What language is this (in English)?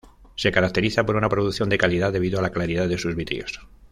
Spanish